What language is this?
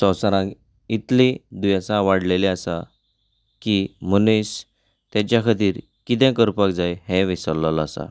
Konkani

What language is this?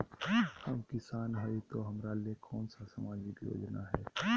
Magahi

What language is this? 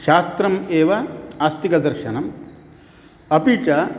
Sanskrit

